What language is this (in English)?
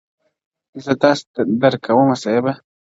Pashto